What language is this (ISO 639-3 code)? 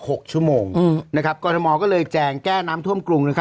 tha